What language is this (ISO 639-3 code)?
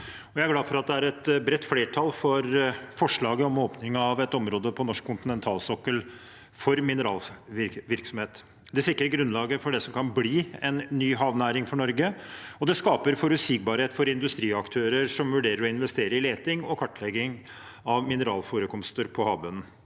nor